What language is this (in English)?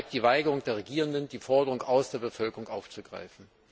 German